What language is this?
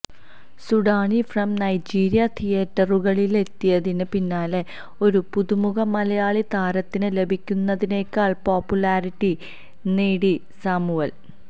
Malayalam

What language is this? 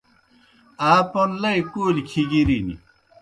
Kohistani Shina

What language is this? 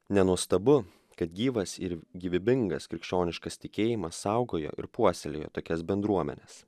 Lithuanian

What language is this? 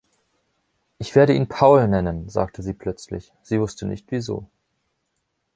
German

